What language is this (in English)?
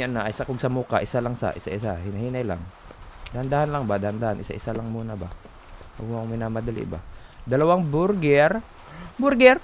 Filipino